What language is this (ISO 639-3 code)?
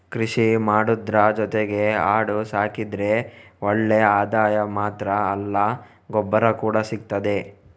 kan